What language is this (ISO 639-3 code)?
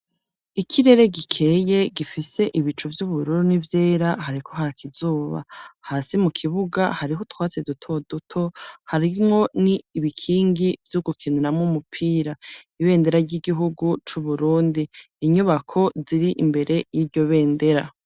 run